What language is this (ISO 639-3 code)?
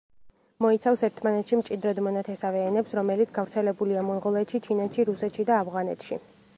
kat